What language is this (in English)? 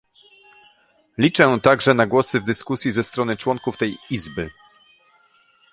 Polish